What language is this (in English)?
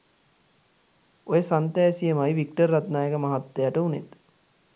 Sinhala